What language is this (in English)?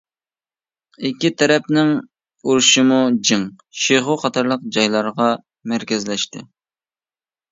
Uyghur